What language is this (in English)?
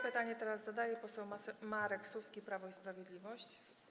Polish